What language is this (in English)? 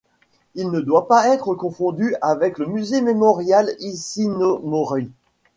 French